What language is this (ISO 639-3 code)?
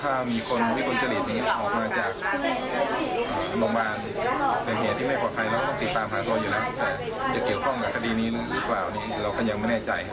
tha